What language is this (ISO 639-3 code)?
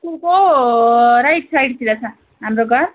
nep